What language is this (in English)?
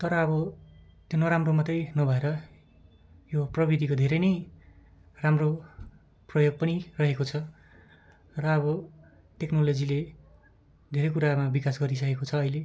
Nepali